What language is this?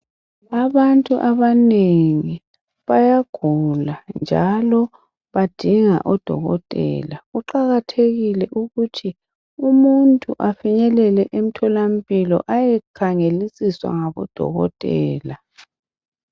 North Ndebele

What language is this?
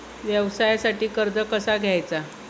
Marathi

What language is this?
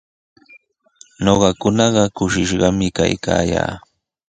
Sihuas Ancash Quechua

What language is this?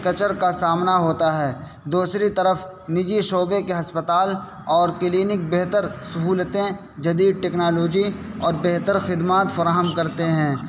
Urdu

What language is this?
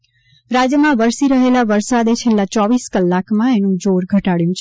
Gujarati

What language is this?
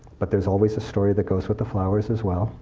English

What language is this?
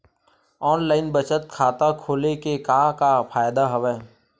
Chhattisgarhi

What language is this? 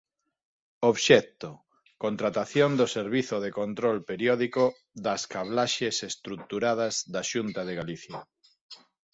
Galician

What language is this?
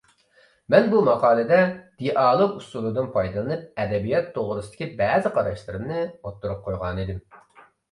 Uyghur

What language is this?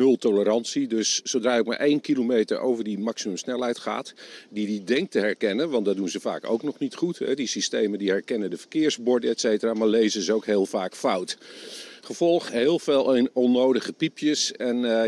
Dutch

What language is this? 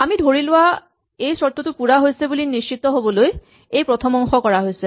Assamese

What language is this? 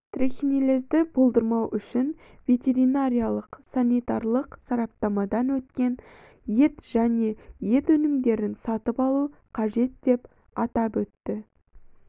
Kazakh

